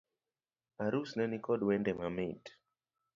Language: Luo (Kenya and Tanzania)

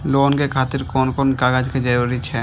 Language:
Maithili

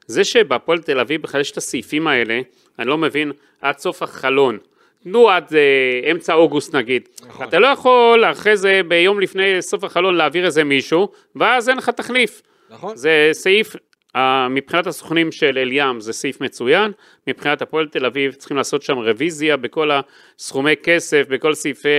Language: Hebrew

